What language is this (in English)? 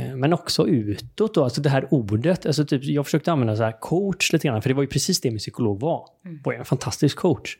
Swedish